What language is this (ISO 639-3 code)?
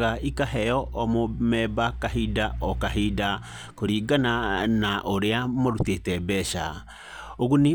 kik